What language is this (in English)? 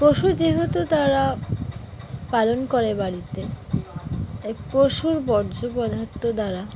Bangla